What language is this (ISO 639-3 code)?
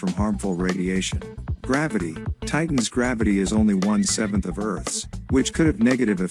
eng